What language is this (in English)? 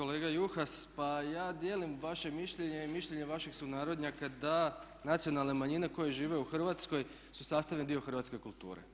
Croatian